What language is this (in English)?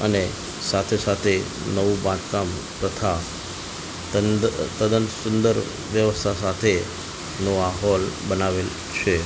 Gujarati